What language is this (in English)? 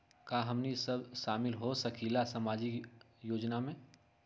Magahi